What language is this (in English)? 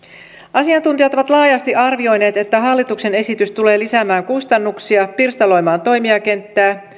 Finnish